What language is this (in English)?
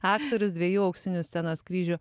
Lithuanian